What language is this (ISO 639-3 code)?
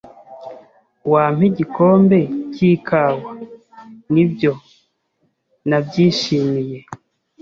kin